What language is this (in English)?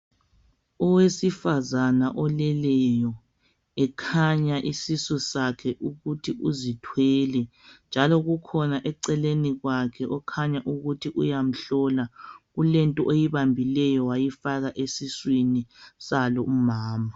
North Ndebele